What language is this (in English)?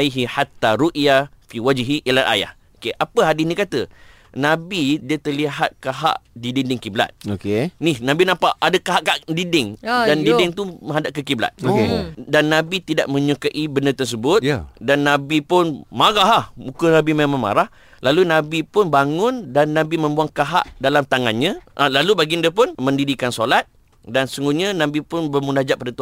Malay